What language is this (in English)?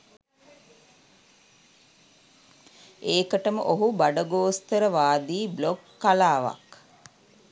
Sinhala